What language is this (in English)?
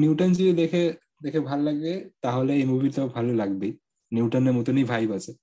Bangla